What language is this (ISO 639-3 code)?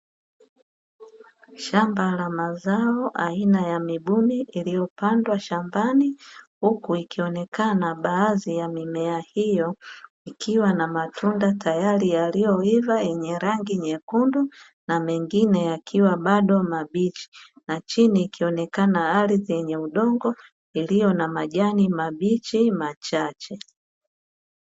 swa